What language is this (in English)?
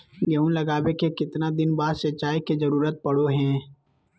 Magahi